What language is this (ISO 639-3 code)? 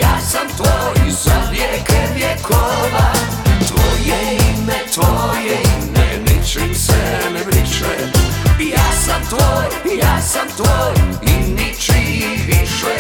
hrv